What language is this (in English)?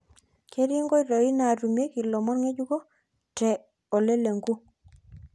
Masai